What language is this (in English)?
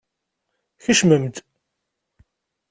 Kabyle